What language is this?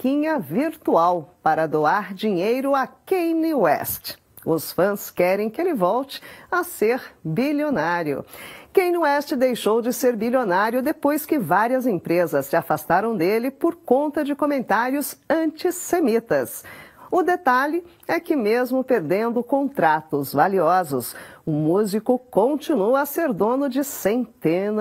Portuguese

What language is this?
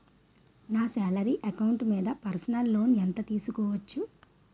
Telugu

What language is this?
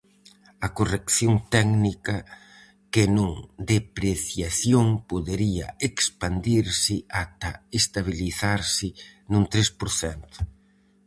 Galician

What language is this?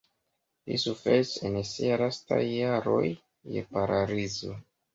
Esperanto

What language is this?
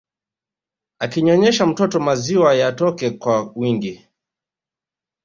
Swahili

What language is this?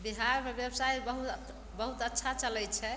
Maithili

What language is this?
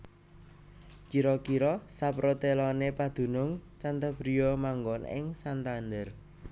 Javanese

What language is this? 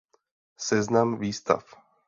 Czech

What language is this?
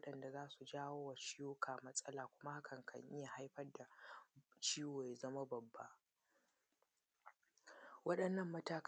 Hausa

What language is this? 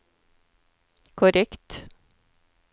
Norwegian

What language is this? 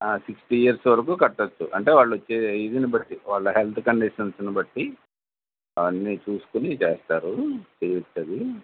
Telugu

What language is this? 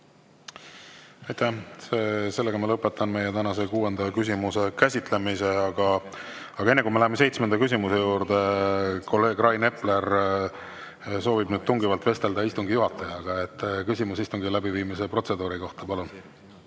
Estonian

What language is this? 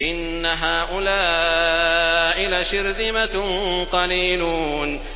Arabic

